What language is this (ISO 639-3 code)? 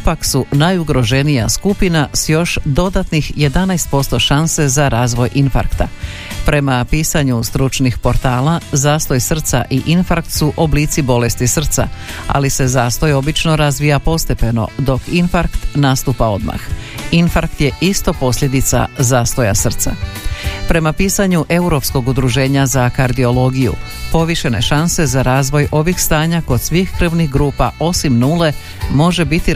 hrv